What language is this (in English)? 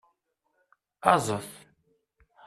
Kabyle